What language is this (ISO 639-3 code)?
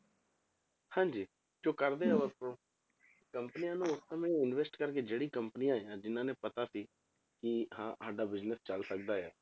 pan